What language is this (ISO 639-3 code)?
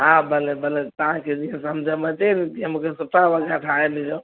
snd